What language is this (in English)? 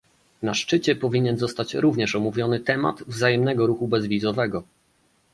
Polish